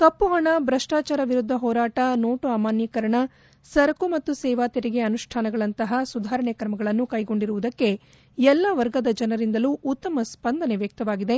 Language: Kannada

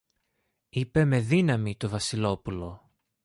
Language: Greek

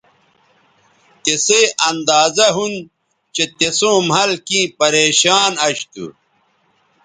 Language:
Bateri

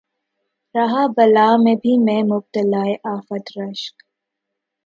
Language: Urdu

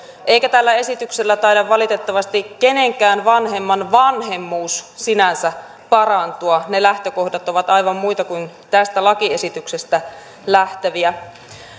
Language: Finnish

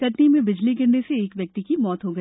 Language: Hindi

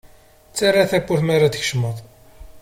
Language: Kabyle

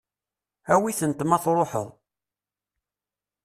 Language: Kabyle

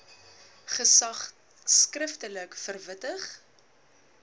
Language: Afrikaans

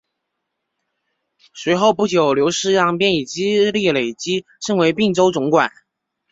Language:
Chinese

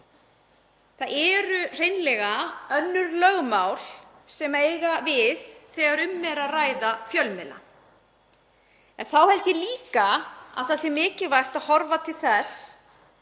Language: Icelandic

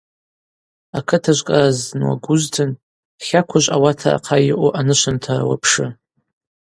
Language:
Abaza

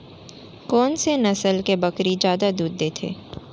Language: Chhattisgarhi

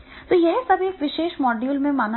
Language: Hindi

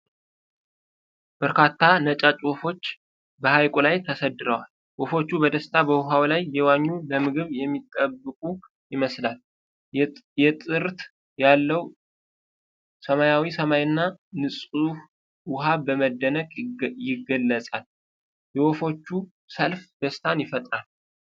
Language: Amharic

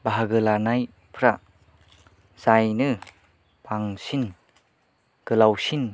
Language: Bodo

